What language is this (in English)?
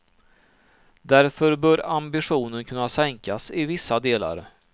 Swedish